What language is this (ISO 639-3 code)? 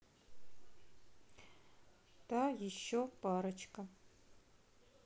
rus